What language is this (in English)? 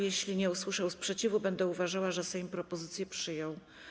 Polish